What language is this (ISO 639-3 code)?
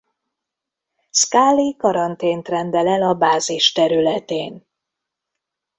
hun